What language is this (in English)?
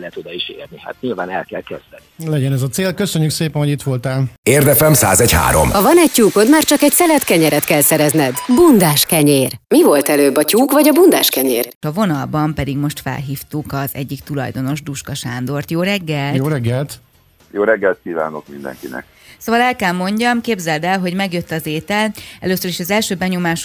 Hungarian